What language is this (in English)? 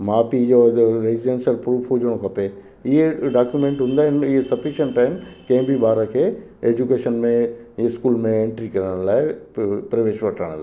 Sindhi